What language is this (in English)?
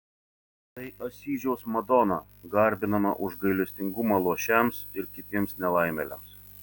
Lithuanian